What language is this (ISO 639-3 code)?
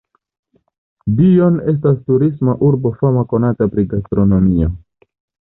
epo